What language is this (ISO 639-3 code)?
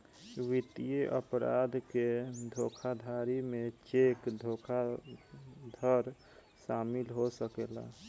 bho